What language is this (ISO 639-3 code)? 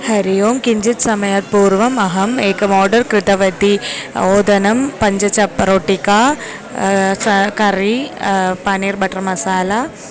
san